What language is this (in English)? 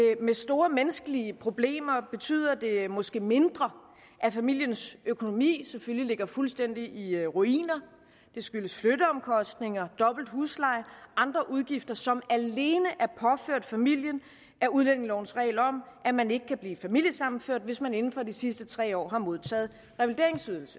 Danish